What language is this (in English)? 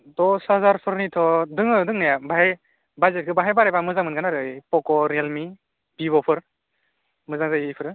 Bodo